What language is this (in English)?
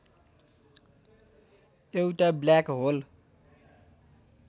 Nepali